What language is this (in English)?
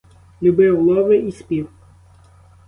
Ukrainian